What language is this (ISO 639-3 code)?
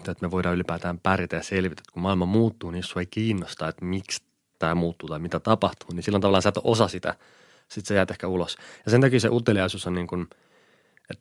fin